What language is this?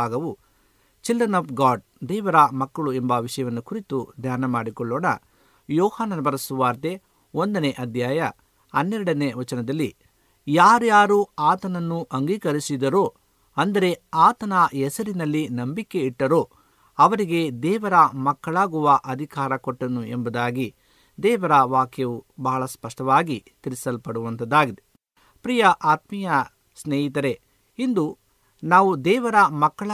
Kannada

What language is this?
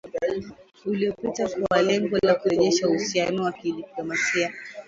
Swahili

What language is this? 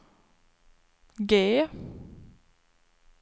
Swedish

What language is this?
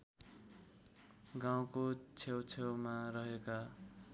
Nepali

